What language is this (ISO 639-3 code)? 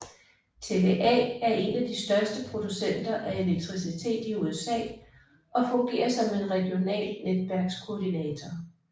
dan